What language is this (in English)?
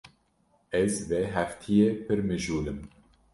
Kurdish